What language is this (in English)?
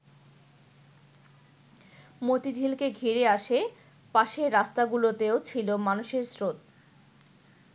Bangla